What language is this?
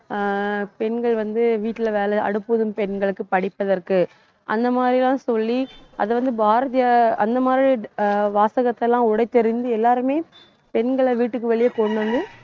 Tamil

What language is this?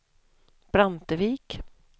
Swedish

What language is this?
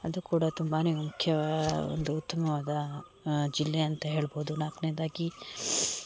Kannada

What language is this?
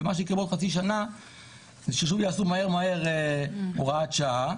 Hebrew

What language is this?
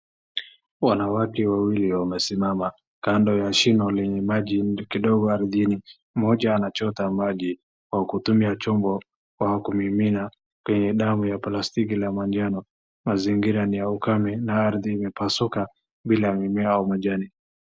Swahili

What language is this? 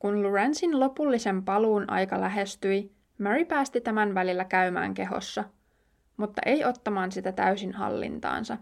Finnish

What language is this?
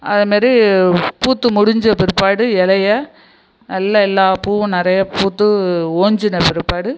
Tamil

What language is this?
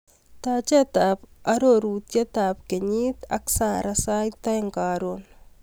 Kalenjin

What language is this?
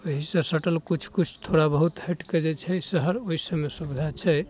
Maithili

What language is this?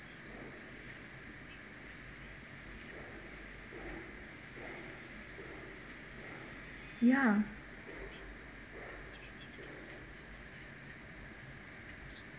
English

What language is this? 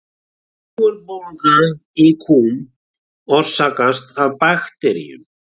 Icelandic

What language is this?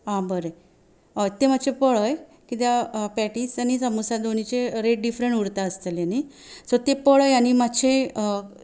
Konkani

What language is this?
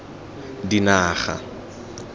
Tswana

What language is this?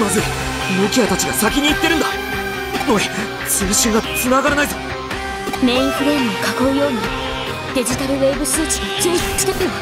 Japanese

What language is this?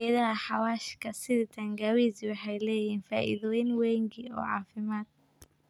Somali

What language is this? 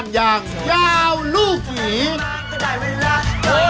Thai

